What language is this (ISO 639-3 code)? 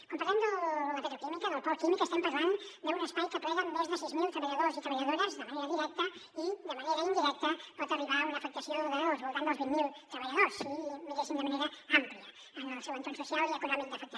cat